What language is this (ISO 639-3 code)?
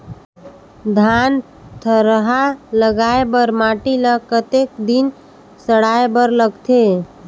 hne